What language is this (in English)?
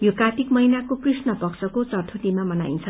Nepali